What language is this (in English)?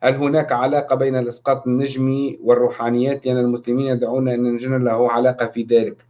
Arabic